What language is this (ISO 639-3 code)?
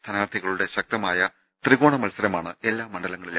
mal